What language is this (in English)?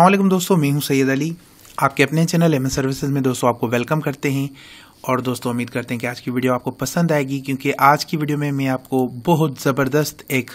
Hindi